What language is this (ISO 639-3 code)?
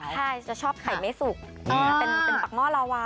tha